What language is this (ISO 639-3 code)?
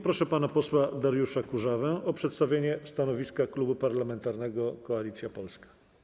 pol